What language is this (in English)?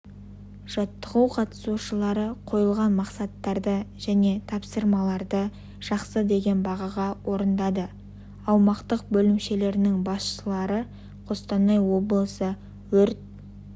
Kazakh